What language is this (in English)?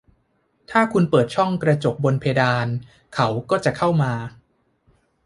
Thai